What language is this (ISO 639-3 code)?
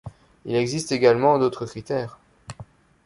fra